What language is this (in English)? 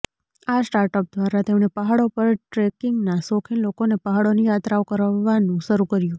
Gujarati